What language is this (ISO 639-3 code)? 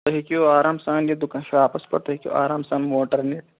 kas